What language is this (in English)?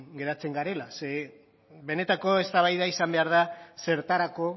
Basque